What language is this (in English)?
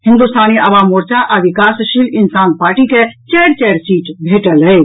Maithili